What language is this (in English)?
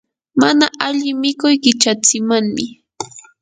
Yanahuanca Pasco Quechua